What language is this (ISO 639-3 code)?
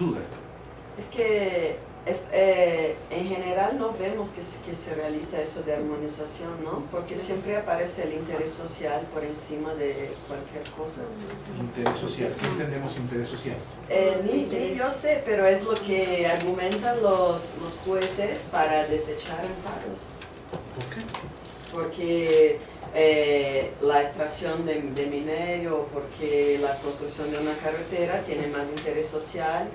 spa